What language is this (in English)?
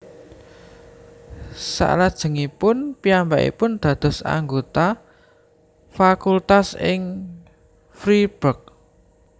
Javanese